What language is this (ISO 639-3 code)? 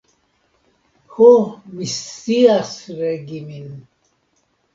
epo